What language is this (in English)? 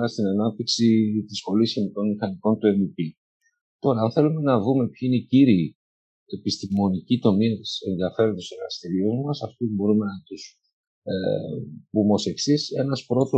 Greek